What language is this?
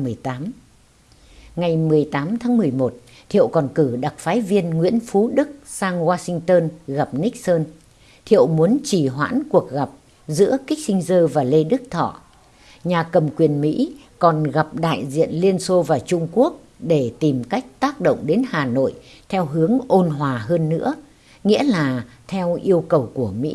Vietnamese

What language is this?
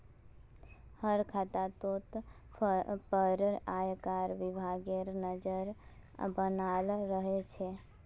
Magahi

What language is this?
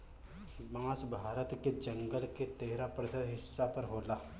Bhojpuri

